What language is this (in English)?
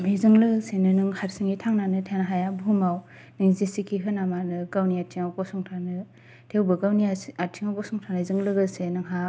Bodo